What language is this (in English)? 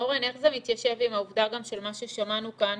Hebrew